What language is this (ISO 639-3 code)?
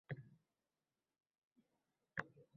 uzb